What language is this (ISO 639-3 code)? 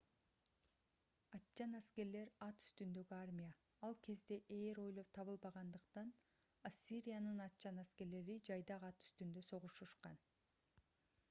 kir